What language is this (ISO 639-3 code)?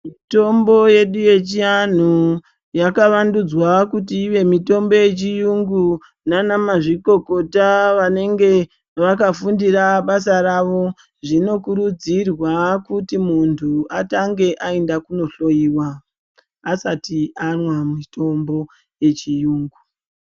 ndc